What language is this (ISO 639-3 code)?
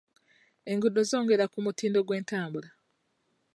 lug